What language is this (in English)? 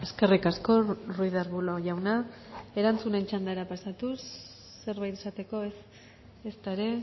Basque